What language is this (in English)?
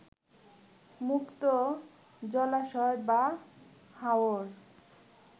Bangla